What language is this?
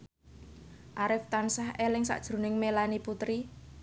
Javanese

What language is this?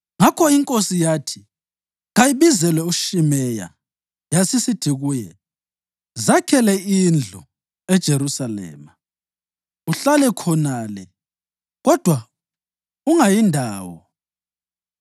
North Ndebele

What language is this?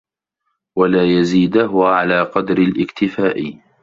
Arabic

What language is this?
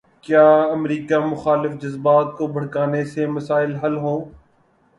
Urdu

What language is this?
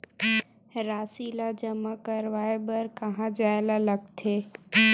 Chhattisgarhi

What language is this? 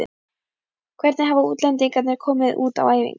Icelandic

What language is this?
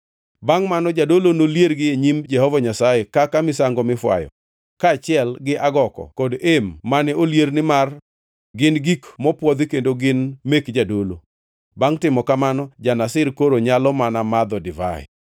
Luo (Kenya and Tanzania)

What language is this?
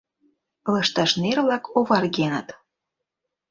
Mari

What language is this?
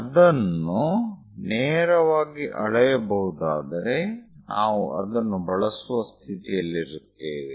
Kannada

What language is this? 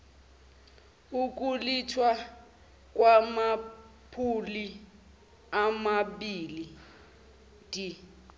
Zulu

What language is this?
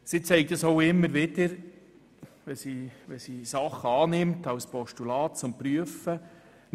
Swiss German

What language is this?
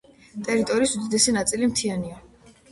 Georgian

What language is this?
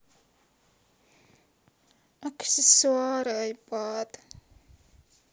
Russian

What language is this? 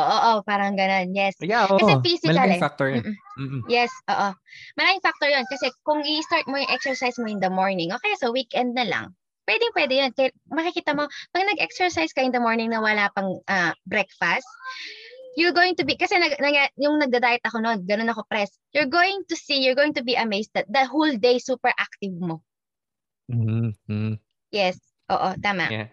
Filipino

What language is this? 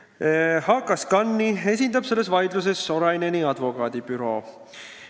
Estonian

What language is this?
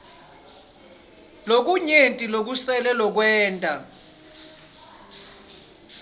Swati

